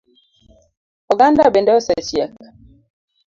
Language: Luo (Kenya and Tanzania)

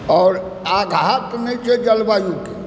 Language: Maithili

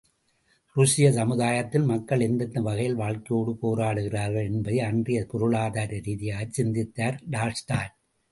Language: Tamil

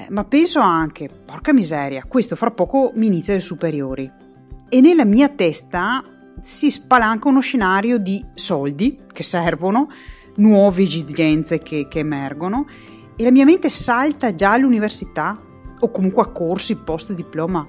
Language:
Italian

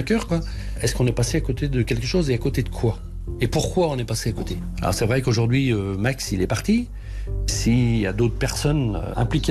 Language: French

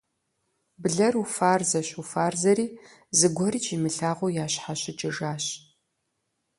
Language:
Kabardian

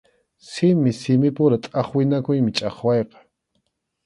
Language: Arequipa-La Unión Quechua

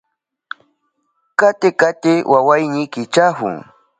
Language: Southern Pastaza Quechua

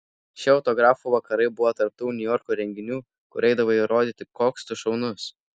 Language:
Lithuanian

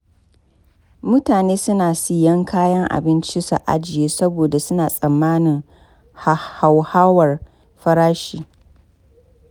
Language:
Hausa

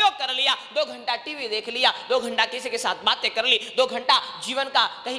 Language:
Hindi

